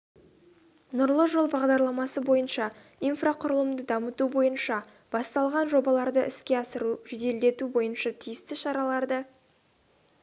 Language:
Kazakh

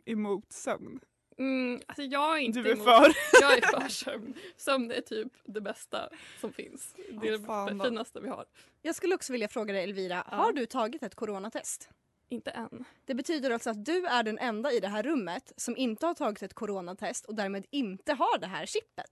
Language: Swedish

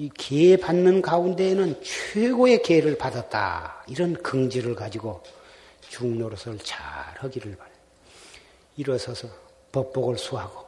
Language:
Korean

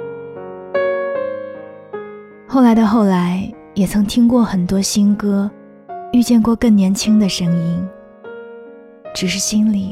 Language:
Chinese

